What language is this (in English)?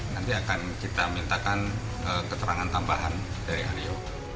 Indonesian